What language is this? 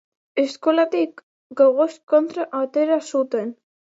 Basque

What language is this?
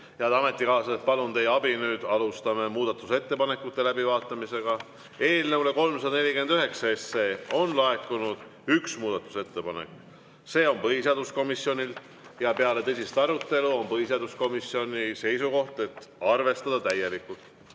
Estonian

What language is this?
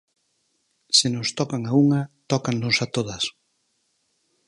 Galician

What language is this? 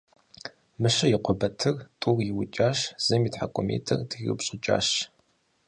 Kabardian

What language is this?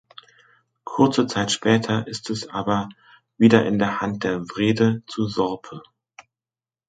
German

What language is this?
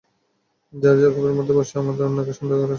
Bangla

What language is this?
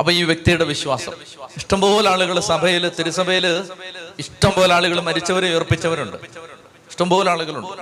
Malayalam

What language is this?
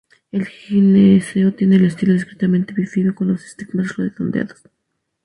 Spanish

